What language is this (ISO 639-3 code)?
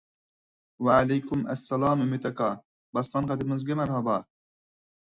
uig